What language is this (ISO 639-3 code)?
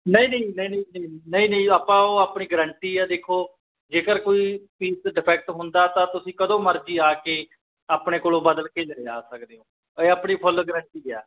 pan